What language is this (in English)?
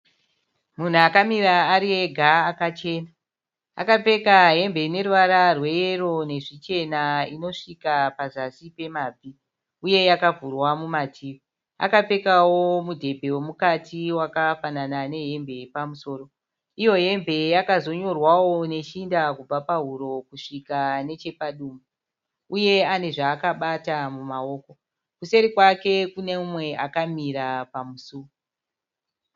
Shona